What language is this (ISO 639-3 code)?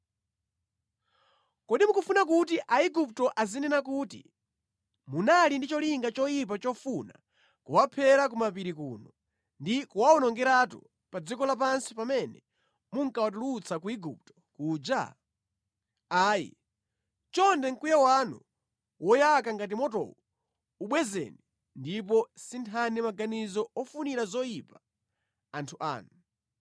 nya